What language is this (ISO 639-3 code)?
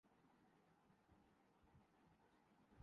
urd